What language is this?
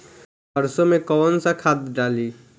Bhojpuri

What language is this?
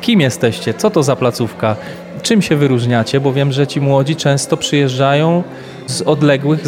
Polish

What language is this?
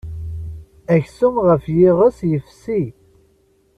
Kabyle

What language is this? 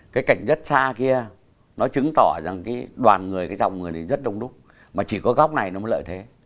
Vietnamese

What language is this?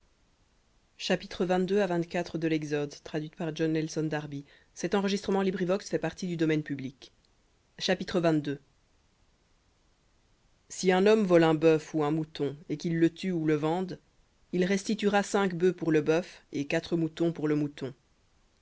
French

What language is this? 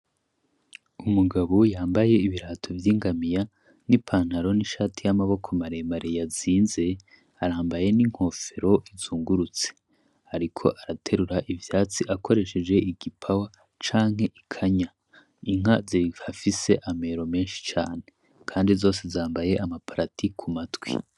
Rundi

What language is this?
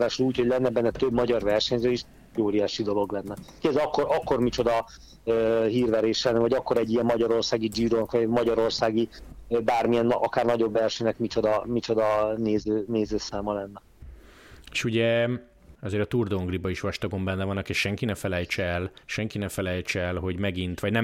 Hungarian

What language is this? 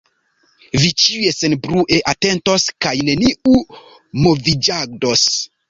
Esperanto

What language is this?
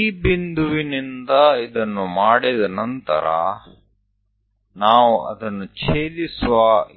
Gujarati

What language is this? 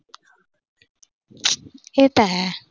Punjabi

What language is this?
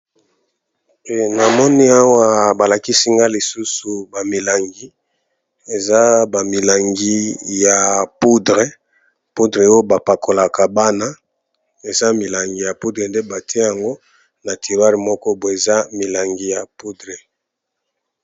Lingala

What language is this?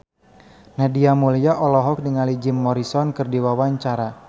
Sundanese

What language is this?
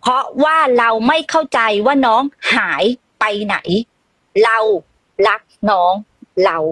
Thai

